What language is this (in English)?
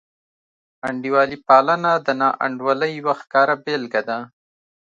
Pashto